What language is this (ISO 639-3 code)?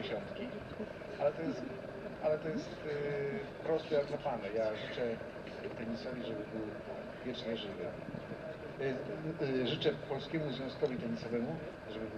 pol